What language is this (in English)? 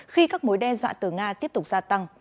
Vietnamese